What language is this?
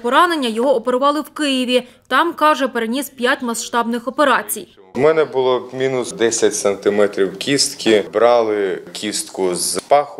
Ukrainian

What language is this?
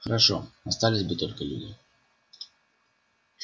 Russian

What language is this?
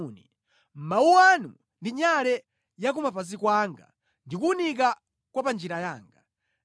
Nyanja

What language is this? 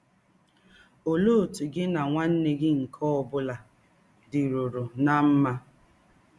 Igbo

